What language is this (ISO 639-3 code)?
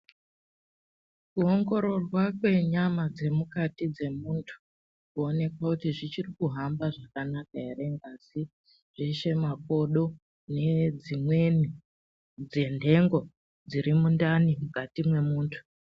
ndc